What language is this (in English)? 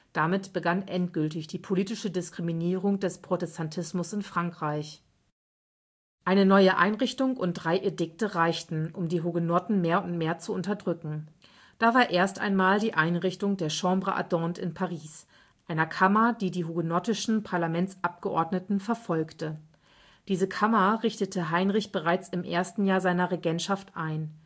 German